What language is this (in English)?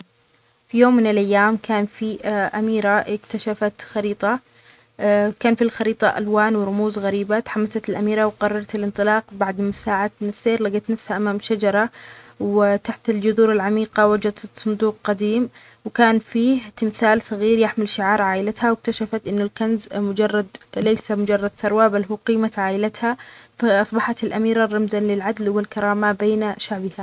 Omani Arabic